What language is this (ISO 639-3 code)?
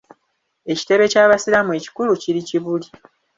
lug